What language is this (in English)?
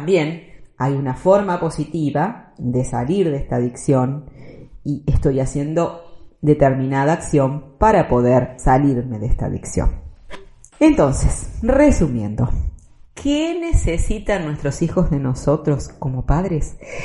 Spanish